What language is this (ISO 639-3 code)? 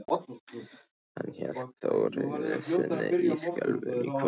isl